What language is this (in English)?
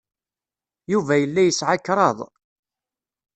Kabyle